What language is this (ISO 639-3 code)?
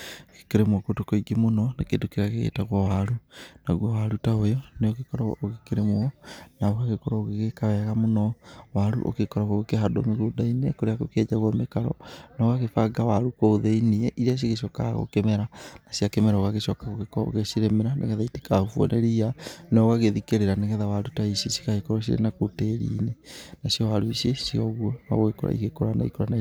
kik